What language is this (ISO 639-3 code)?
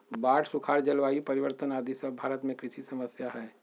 mag